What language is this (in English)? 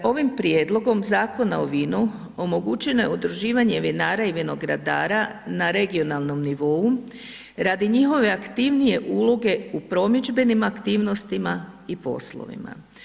Croatian